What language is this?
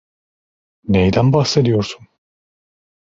Turkish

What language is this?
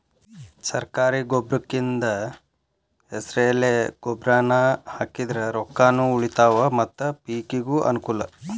Kannada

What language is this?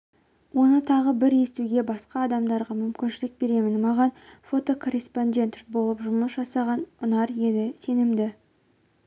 Kazakh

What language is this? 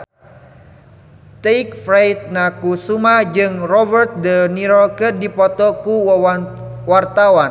Sundanese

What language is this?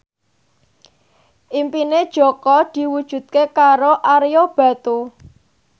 Javanese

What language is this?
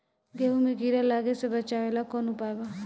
Bhojpuri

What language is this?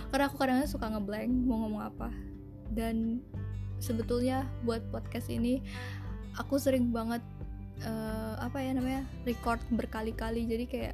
Indonesian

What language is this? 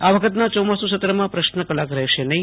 Gujarati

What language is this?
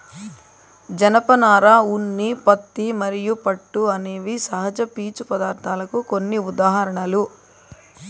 Telugu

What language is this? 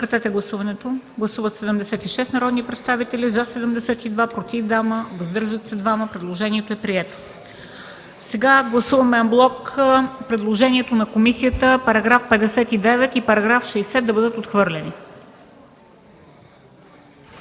Bulgarian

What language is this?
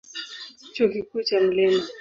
Swahili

